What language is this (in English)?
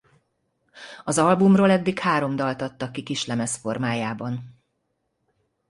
Hungarian